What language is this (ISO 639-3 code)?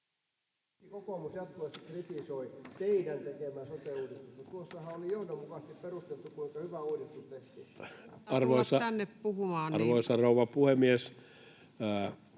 fin